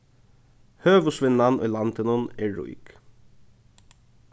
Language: Faroese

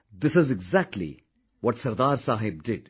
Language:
English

